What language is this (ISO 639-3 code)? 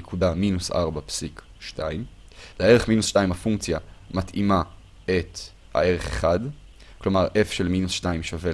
heb